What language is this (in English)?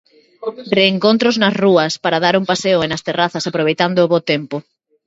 Galician